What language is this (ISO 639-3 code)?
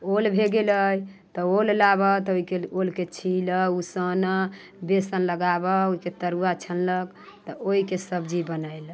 mai